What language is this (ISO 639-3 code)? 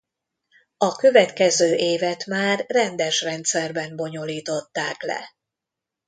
hun